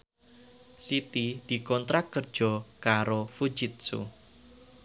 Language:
Javanese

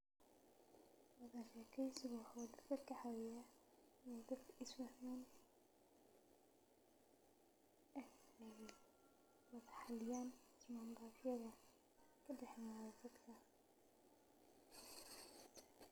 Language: Somali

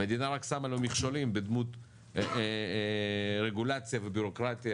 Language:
Hebrew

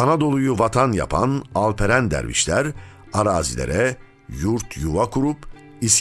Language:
Turkish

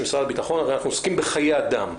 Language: Hebrew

